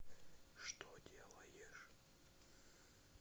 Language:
Russian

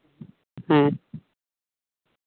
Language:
Santali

